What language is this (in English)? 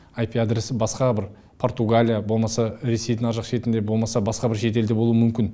Kazakh